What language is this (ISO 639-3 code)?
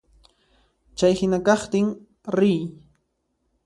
qxp